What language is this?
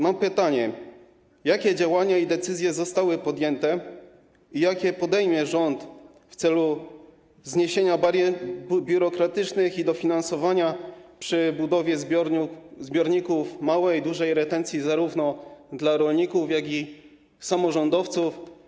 Polish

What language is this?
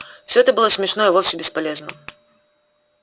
Russian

